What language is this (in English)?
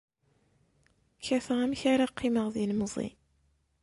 Kabyle